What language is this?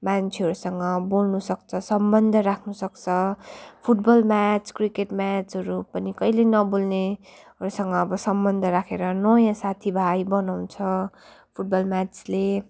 Nepali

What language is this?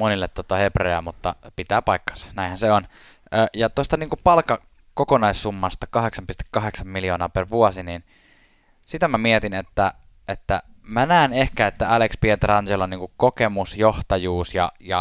Finnish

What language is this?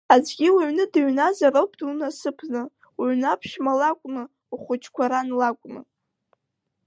Abkhazian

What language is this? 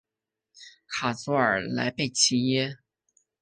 Chinese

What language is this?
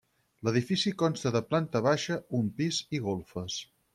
Catalan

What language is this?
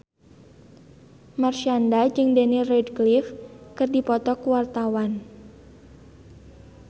Sundanese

